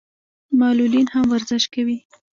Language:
Pashto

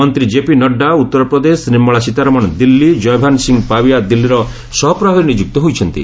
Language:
Odia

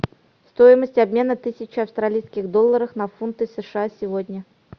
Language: Russian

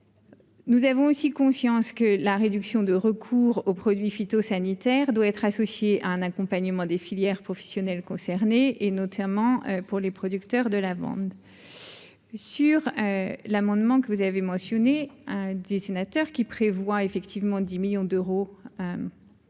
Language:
French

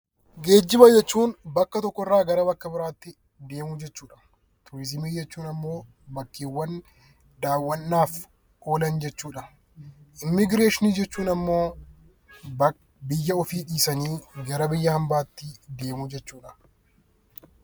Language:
Oromo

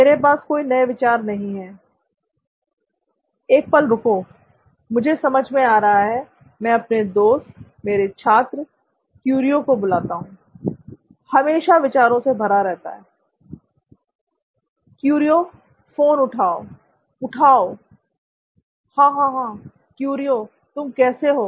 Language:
Hindi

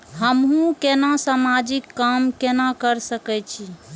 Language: Maithili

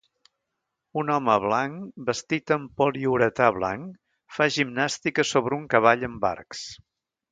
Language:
Catalan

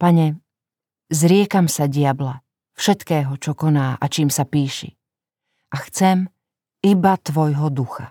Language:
Slovak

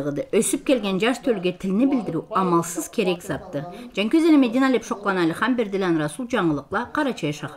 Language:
Turkish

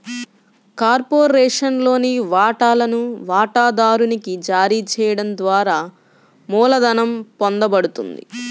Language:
Telugu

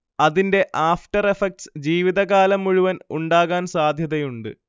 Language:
Malayalam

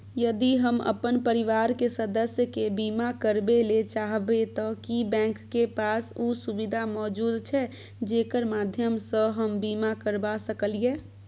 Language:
Maithili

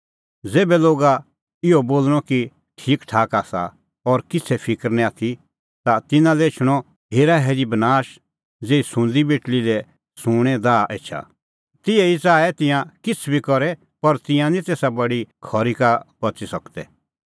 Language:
Kullu Pahari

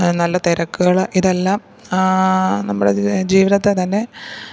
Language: Malayalam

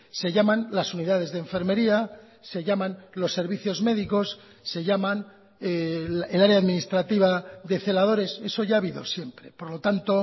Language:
Spanish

